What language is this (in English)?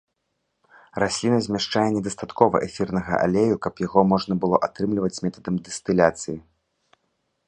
Belarusian